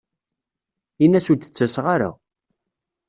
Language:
Kabyle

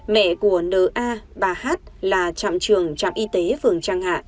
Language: Vietnamese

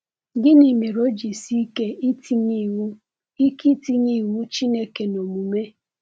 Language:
Igbo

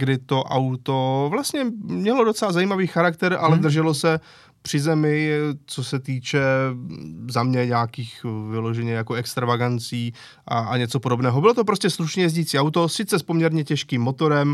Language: Czech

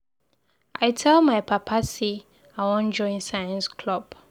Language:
Nigerian Pidgin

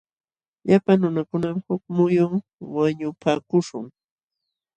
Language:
Jauja Wanca Quechua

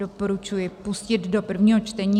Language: Czech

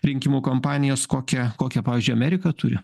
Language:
Lithuanian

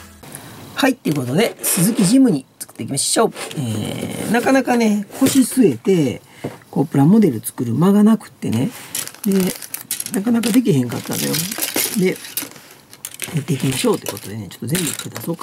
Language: Japanese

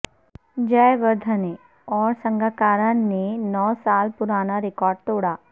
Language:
Urdu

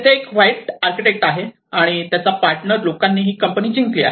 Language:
Marathi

